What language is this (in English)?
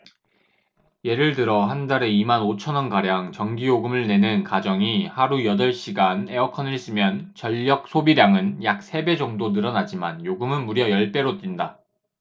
Korean